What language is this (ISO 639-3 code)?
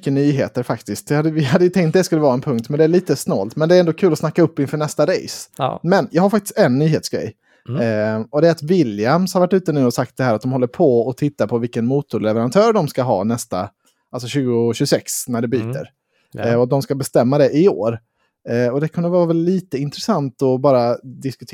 swe